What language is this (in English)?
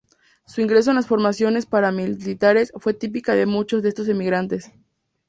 Spanish